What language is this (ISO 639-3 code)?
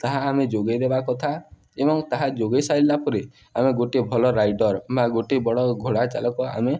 ori